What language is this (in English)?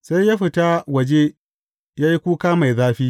Hausa